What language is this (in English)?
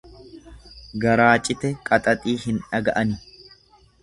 Oromo